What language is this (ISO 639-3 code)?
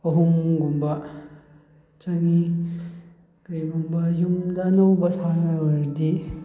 mni